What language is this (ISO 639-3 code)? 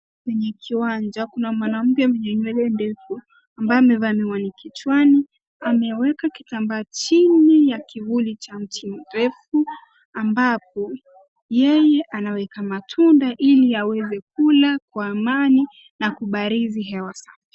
swa